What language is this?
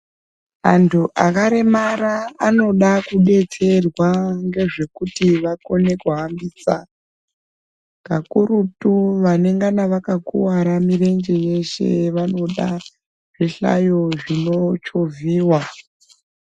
Ndau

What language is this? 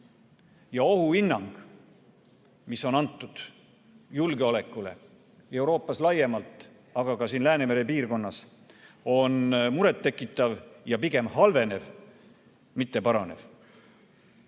Estonian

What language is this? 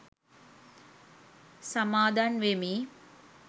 Sinhala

